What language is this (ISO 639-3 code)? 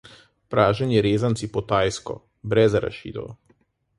slv